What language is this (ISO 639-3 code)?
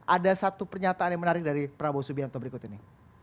ind